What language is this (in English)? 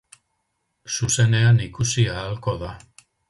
Basque